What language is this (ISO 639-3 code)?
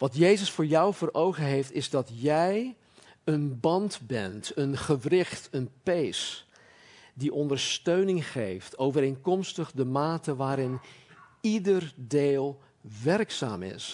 nld